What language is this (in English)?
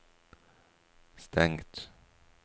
Norwegian